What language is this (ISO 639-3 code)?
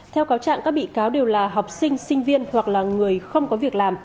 vie